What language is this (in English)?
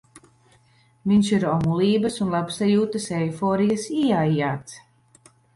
Latvian